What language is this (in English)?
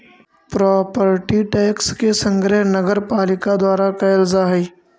Magahi